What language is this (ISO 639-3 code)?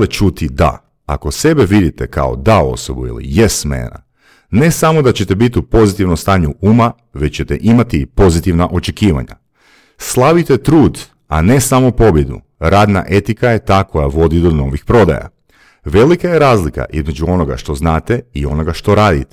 hrv